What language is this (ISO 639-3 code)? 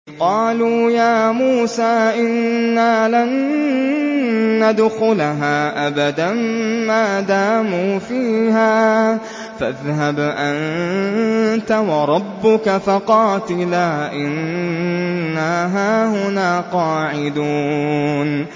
ara